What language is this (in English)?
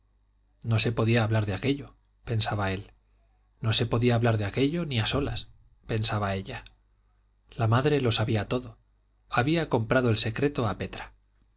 Spanish